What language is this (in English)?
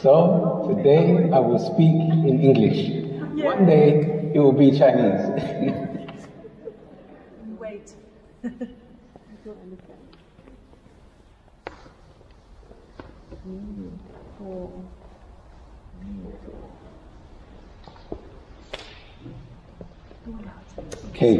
English